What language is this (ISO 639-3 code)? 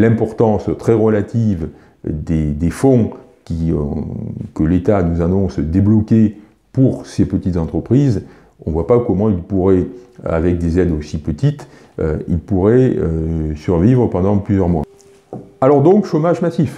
fra